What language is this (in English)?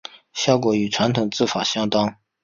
Chinese